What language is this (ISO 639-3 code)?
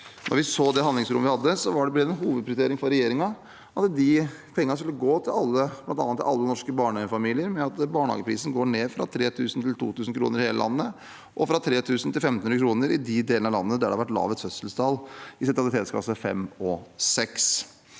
nor